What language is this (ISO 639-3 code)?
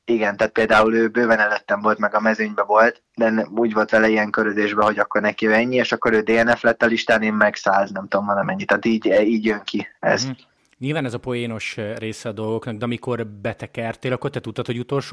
hun